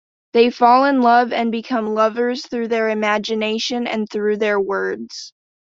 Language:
English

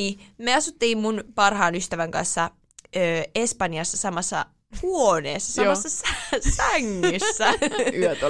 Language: Finnish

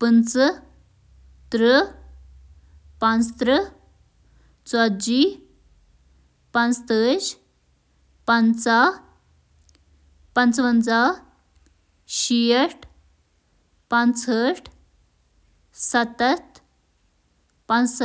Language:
Kashmiri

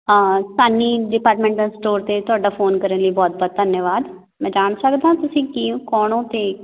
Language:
Punjabi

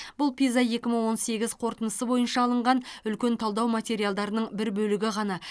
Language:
Kazakh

